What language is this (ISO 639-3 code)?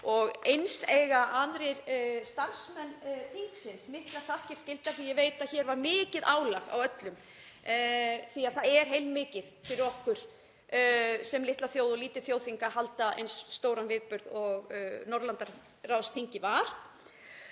isl